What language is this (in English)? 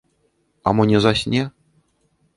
Belarusian